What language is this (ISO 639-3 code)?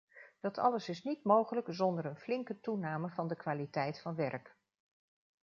nld